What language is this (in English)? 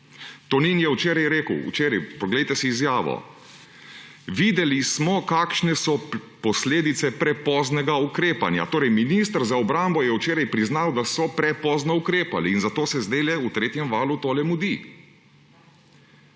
Slovenian